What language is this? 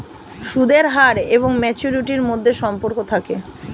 Bangla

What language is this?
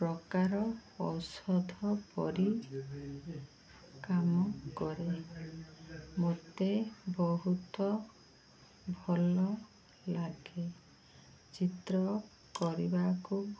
Odia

